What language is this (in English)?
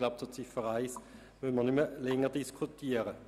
Swiss German